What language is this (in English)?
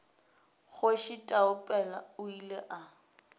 Northern Sotho